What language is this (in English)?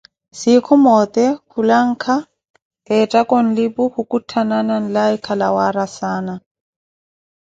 Koti